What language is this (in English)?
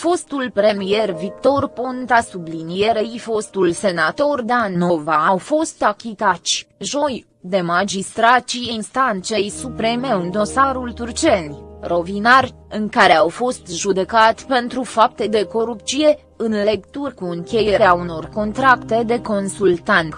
Romanian